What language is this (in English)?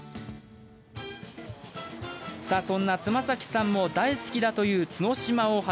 Japanese